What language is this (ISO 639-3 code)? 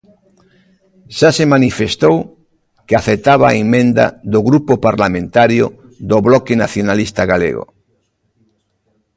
glg